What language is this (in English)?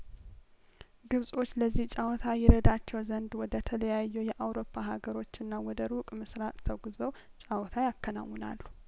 Amharic